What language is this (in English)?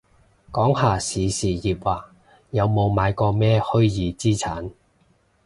Cantonese